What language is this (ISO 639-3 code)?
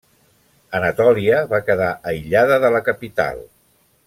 cat